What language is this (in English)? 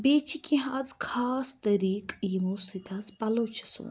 Kashmiri